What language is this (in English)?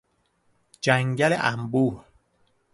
Persian